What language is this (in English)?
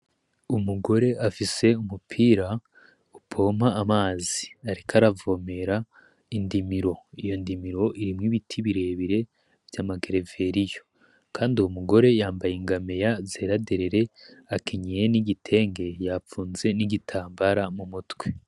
Rundi